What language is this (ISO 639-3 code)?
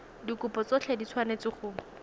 tsn